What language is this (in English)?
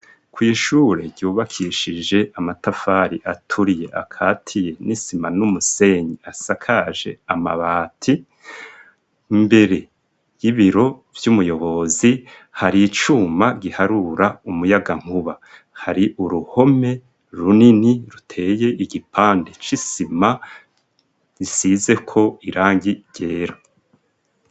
Rundi